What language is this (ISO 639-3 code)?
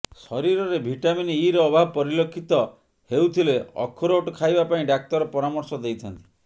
ori